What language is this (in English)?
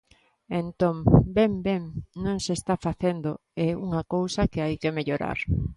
Galician